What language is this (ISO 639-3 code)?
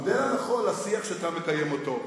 heb